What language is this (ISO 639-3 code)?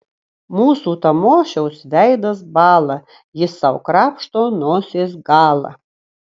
lit